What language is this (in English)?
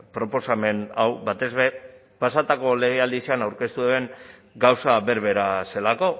Basque